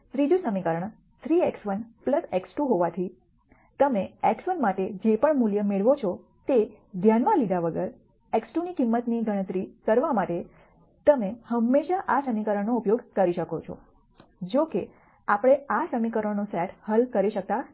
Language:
Gujarati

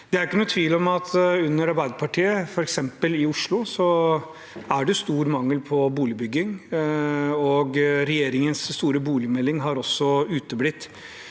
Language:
Norwegian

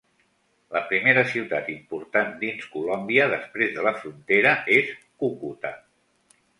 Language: Catalan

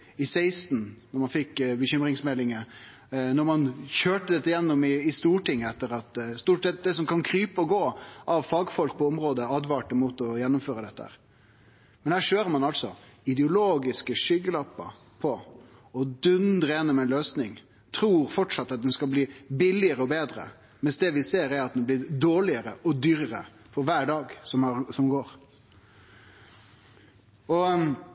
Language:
Norwegian Nynorsk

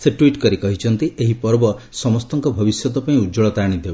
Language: Odia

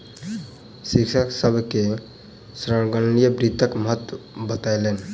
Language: Maithili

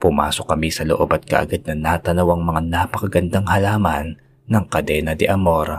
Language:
Filipino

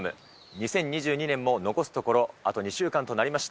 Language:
Japanese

